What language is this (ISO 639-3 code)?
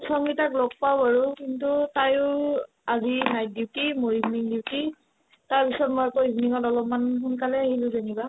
asm